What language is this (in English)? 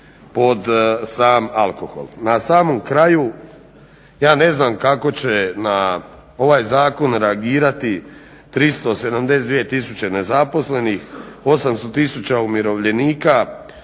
Croatian